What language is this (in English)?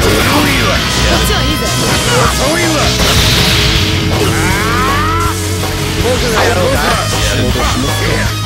Japanese